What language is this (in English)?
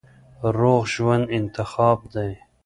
Pashto